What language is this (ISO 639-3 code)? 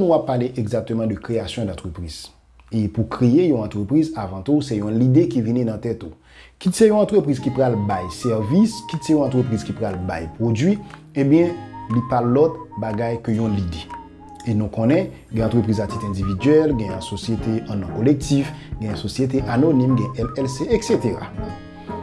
hat